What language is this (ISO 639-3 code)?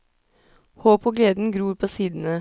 nor